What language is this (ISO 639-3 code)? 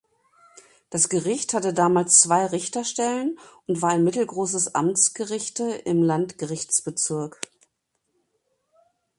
deu